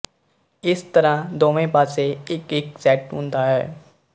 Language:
Punjabi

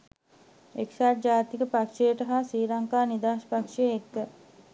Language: Sinhala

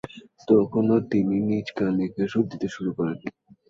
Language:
Bangla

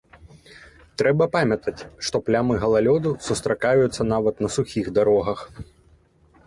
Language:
Belarusian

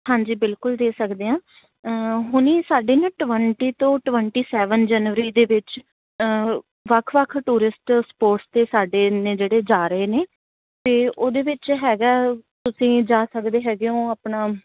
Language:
Punjabi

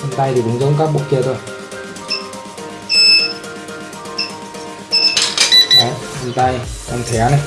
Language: Vietnamese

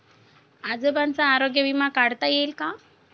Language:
Marathi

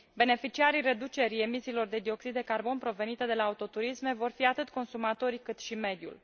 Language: Romanian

